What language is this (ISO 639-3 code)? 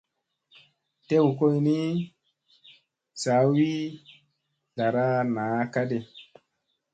mse